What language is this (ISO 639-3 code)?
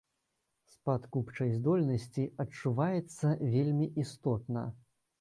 bel